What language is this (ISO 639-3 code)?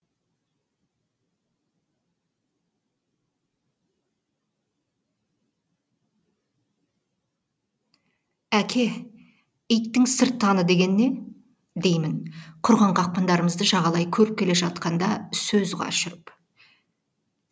kaz